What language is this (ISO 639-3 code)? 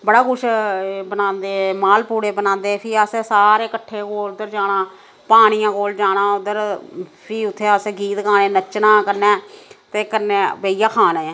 doi